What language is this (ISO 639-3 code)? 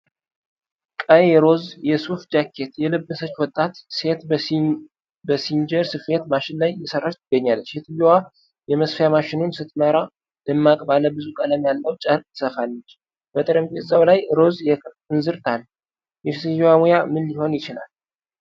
amh